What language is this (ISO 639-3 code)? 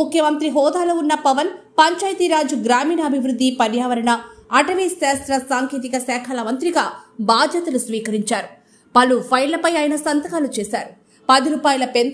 tel